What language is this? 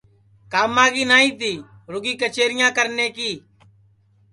Sansi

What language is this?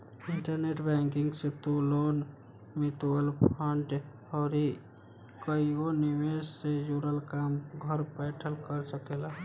Bhojpuri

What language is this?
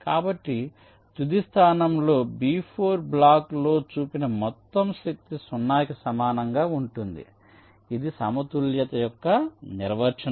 Telugu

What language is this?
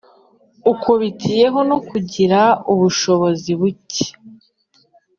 Kinyarwanda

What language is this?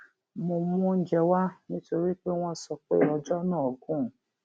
Yoruba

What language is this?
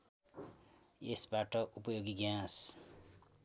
Nepali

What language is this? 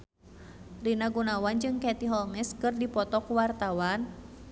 Sundanese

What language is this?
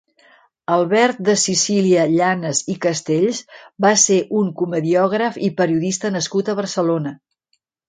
Catalan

